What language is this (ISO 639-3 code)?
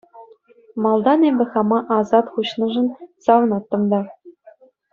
chv